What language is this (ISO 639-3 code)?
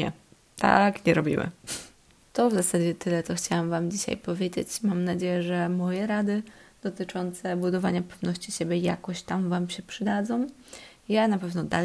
pol